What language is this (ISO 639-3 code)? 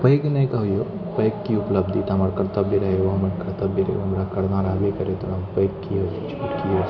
mai